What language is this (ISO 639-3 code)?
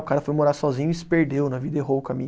por